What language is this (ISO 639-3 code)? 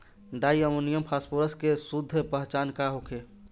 bho